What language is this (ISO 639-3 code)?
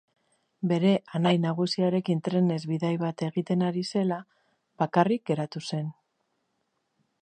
eus